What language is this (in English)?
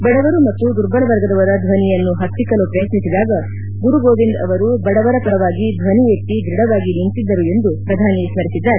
Kannada